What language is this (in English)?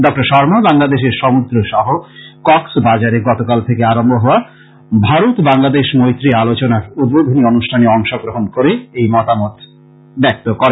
Bangla